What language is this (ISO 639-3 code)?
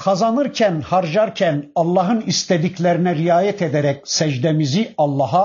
tur